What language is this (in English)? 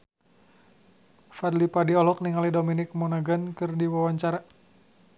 Sundanese